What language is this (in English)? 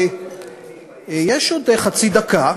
Hebrew